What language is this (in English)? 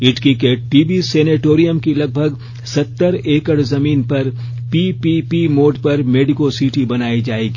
Hindi